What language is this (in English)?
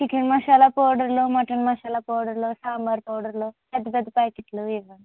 Telugu